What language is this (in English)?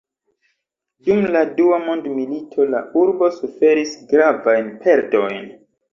Esperanto